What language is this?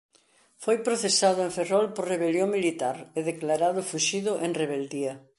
Galician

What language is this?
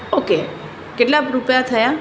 Gujarati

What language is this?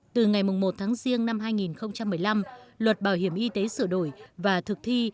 Vietnamese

